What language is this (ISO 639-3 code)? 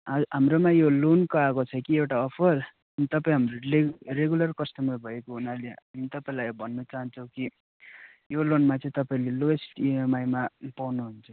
nep